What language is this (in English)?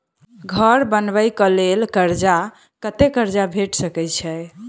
Maithili